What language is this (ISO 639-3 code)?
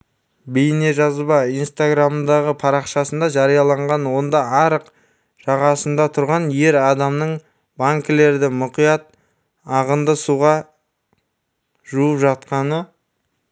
kaz